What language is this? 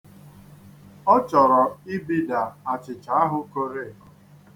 Igbo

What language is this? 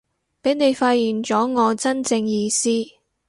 Cantonese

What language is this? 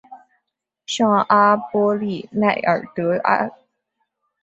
Chinese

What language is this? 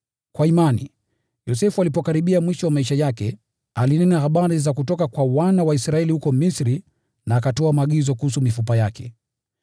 Swahili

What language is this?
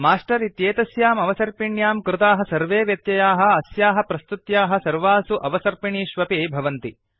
Sanskrit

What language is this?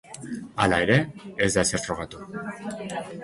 Basque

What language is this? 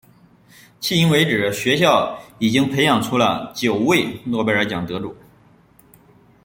Chinese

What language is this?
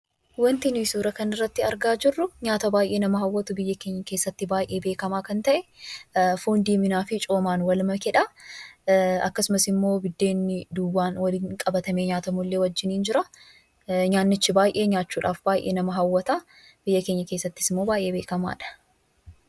Oromo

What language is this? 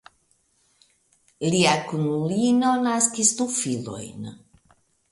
Esperanto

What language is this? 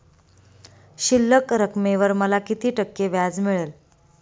Marathi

